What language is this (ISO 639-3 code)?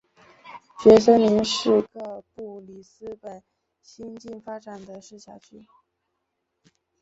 zho